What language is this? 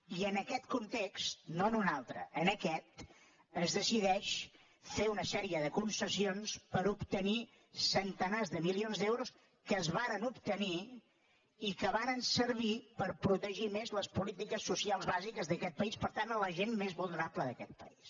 Catalan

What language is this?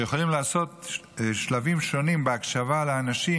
Hebrew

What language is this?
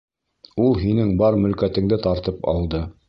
Bashkir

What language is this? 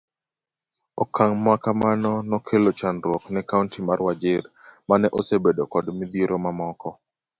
Luo (Kenya and Tanzania)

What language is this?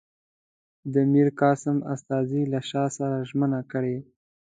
Pashto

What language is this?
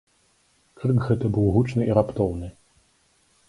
Belarusian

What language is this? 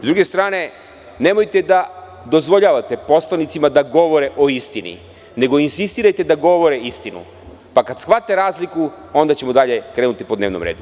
Serbian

